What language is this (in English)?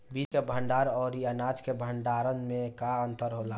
Bhojpuri